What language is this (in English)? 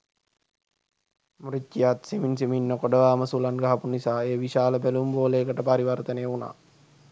Sinhala